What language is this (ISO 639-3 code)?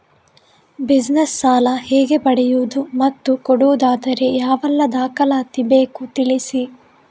kan